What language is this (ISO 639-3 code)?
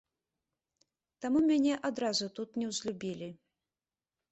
bel